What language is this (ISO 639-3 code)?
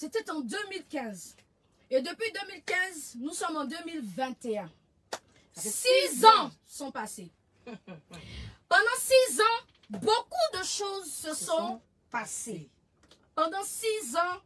fra